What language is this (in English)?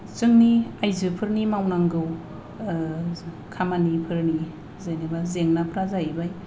Bodo